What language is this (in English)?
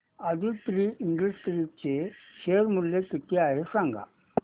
Marathi